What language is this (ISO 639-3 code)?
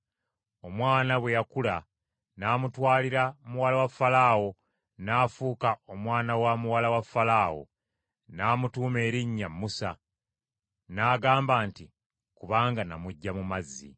lug